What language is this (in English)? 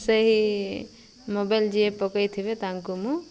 Odia